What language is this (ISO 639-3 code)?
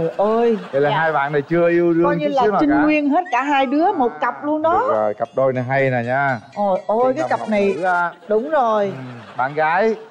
vie